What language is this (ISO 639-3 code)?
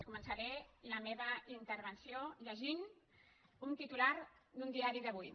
cat